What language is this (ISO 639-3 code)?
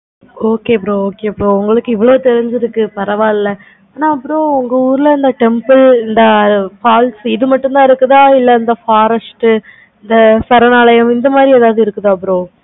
tam